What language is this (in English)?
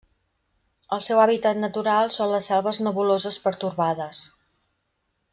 Catalan